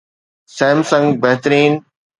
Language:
Sindhi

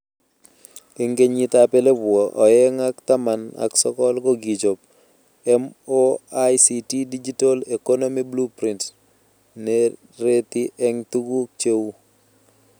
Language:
Kalenjin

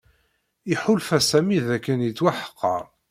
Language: Kabyle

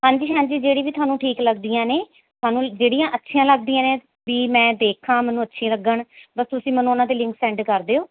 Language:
Punjabi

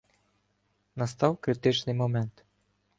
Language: Ukrainian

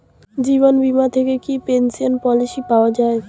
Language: Bangla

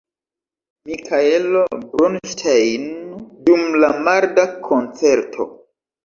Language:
Esperanto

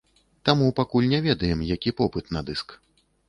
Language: Belarusian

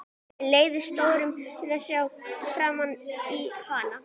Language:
Icelandic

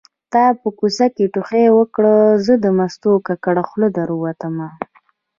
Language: Pashto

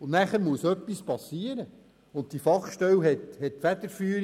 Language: Swiss German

